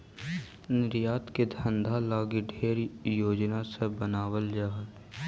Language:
Magahi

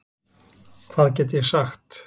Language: Icelandic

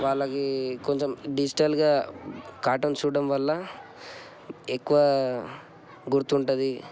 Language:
Telugu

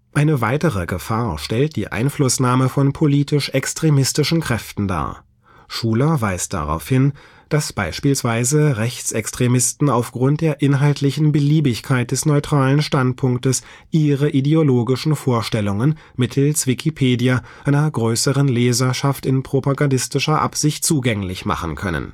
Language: German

